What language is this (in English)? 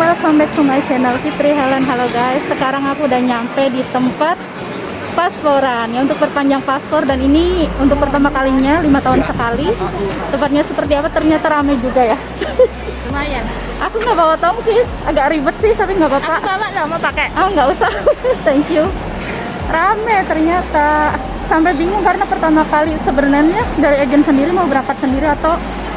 Indonesian